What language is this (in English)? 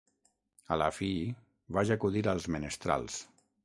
Catalan